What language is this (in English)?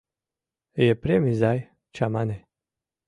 Mari